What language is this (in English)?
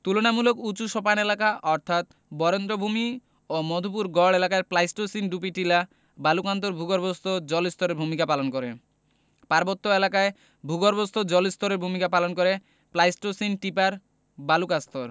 Bangla